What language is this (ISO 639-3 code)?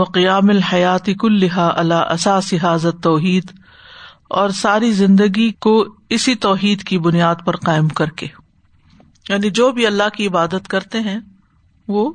urd